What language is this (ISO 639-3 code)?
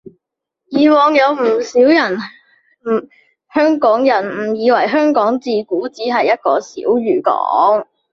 yue